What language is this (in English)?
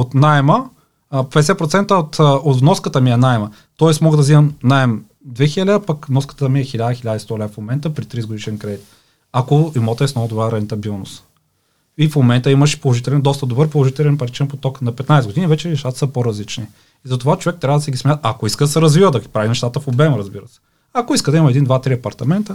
Bulgarian